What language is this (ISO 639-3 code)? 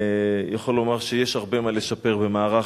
heb